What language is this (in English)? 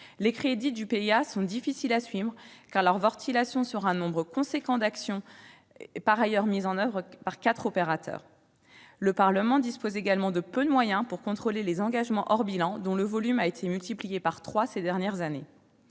French